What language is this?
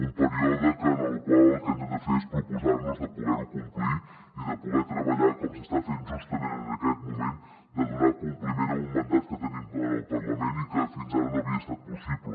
Catalan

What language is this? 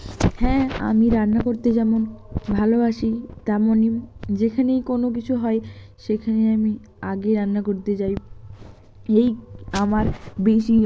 Bangla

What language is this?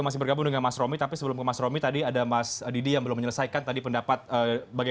Indonesian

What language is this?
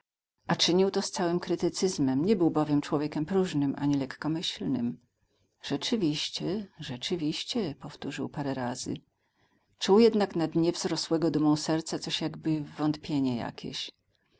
Polish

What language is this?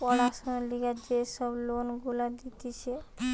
Bangla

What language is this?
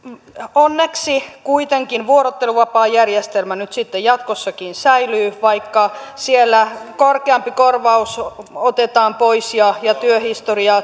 Finnish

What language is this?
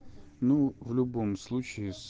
Russian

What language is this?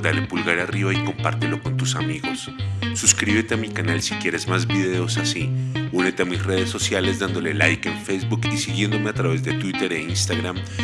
Spanish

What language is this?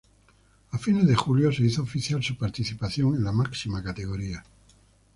Spanish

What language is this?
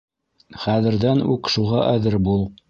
Bashkir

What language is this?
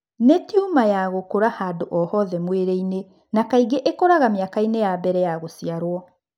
Kikuyu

